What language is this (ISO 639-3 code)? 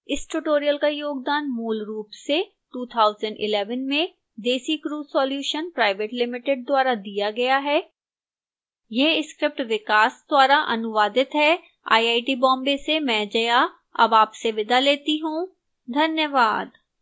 hin